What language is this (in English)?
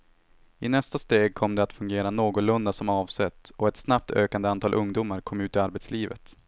Swedish